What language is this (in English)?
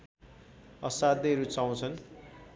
Nepali